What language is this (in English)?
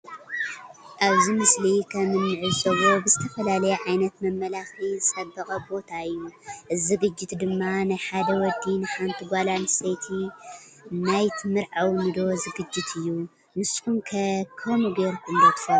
Tigrinya